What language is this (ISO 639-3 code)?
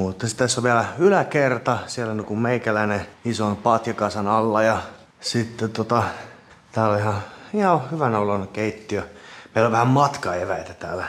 fin